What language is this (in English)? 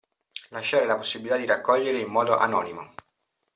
Italian